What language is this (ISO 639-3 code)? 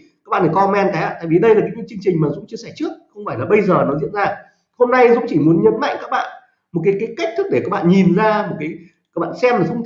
vie